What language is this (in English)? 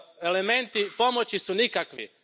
Croatian